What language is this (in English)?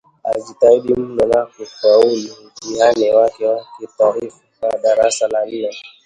Swahili